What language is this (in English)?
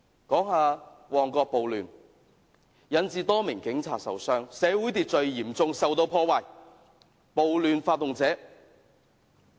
Cantonese